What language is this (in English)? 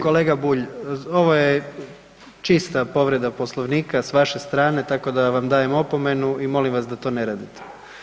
Croatian